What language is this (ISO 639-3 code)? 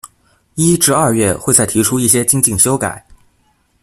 zho